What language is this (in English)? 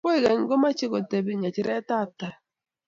Kalenjin